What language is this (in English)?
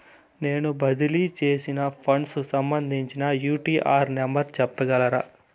Telugu